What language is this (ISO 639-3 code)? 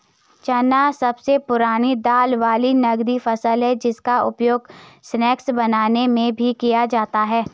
hin